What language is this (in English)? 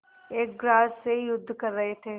Hindi